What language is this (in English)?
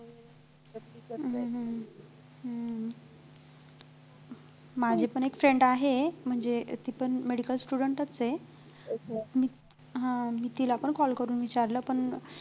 Marathi